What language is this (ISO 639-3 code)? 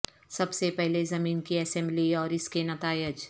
urd